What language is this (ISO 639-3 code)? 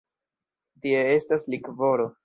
epo